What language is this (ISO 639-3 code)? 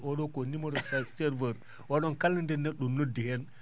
ful